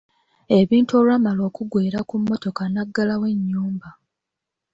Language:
Ganda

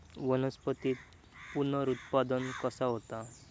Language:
Marathi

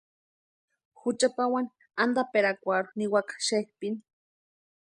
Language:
Western Highland Purepecha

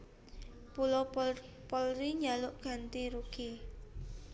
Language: Javanese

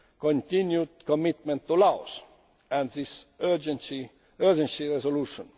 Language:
English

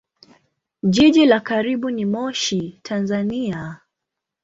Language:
Swahili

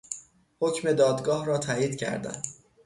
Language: Persian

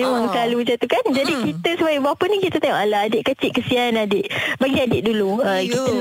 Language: Malay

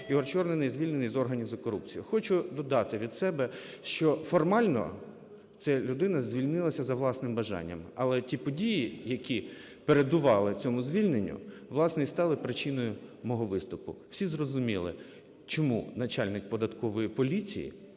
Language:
Ukrainian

